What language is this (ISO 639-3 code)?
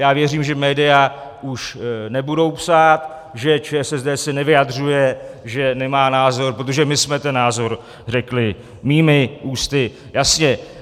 ces